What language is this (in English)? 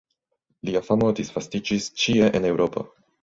Esperanto